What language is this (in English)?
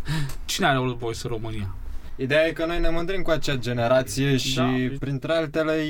Romanian